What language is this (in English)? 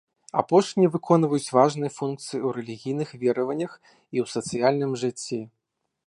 Belarusian